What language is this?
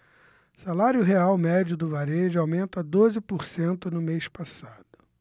Portuguese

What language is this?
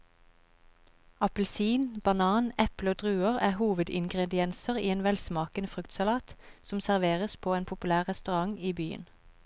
Norwegian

